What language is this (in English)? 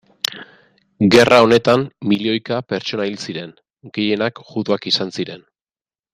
Basque